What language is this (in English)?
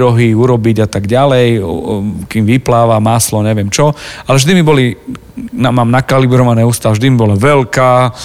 Slovak